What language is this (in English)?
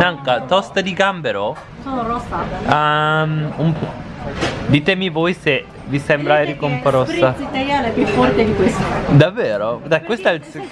Italian